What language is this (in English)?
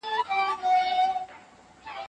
Pashto